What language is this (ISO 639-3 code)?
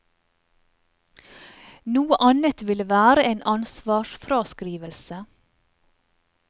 nor